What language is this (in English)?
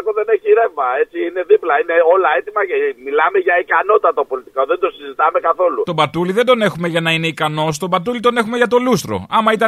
Greek